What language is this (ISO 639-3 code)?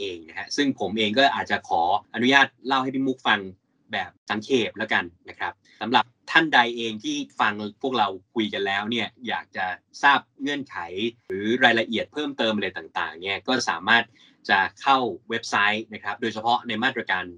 tha